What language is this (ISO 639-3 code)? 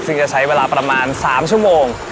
tha